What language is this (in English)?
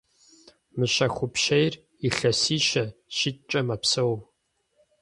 Kabardian